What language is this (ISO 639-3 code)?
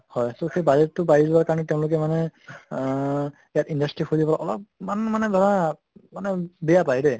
asm